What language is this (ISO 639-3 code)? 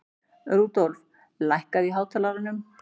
isl